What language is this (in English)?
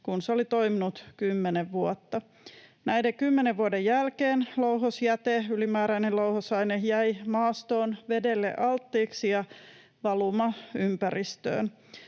Finnish